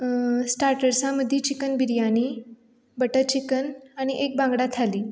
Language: Konkani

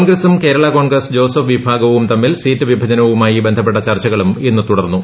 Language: Malayalam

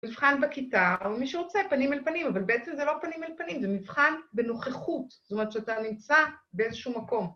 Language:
Hebrew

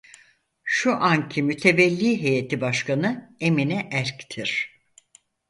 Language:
Turkish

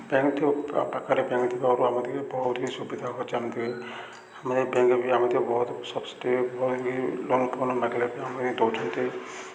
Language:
Odia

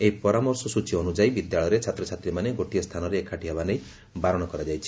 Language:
Odia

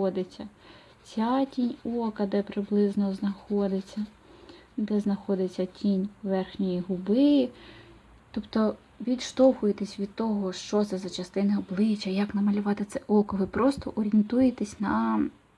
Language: Ukrainian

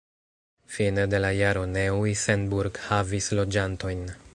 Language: Esperanto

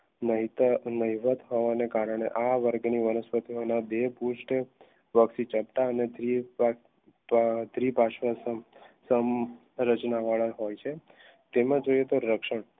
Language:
Gujarati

